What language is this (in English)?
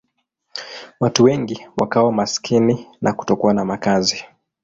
Swahili